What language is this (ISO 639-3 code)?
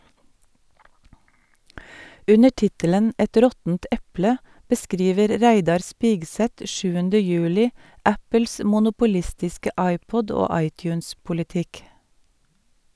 nor